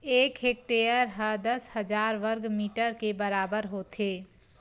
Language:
Chhattisgarhi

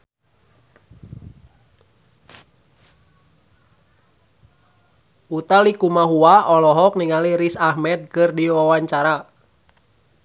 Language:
Sundanese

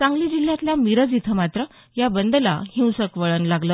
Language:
Marathi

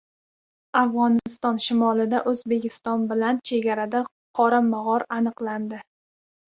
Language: Uzbek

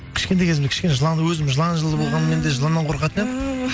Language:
Kazakh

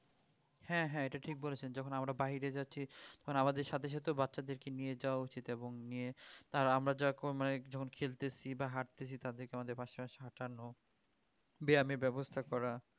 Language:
Bangla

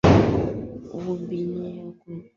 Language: Swahili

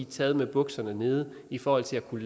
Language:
Danish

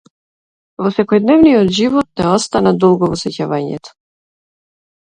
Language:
Macedonian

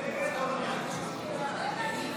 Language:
Hebrew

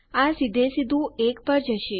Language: Gujarati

